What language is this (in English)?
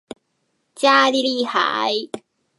Chinese